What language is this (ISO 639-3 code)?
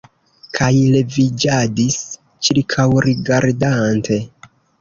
epo